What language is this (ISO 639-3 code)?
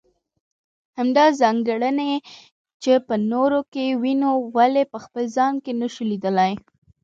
pus